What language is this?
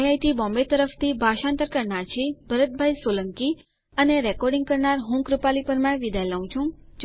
Gujarati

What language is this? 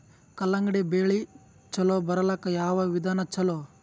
Kannada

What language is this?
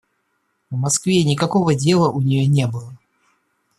Russian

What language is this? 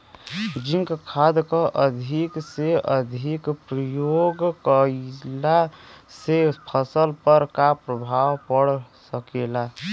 Bhojpuri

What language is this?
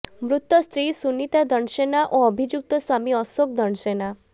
Odia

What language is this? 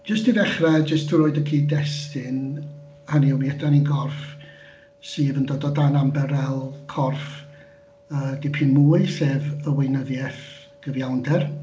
Welsh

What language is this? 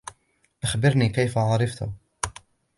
Arabic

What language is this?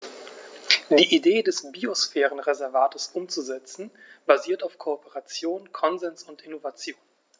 German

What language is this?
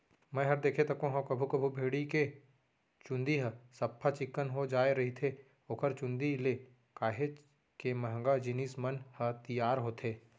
Chhattisgarhi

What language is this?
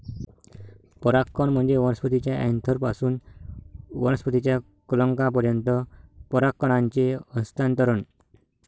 Marathi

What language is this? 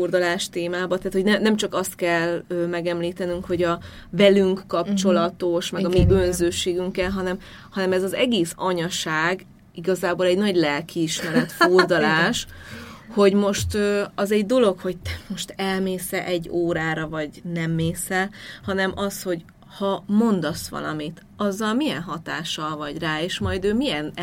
Hungarian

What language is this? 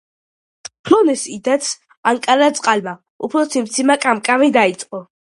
Georgian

